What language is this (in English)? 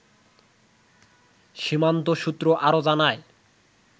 Bangla